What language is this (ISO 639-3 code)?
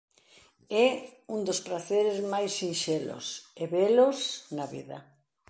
glg